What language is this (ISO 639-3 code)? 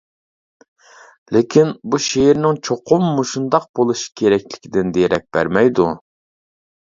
uig